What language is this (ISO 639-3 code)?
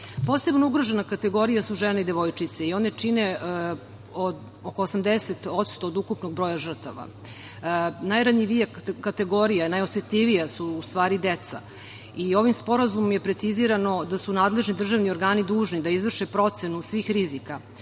srp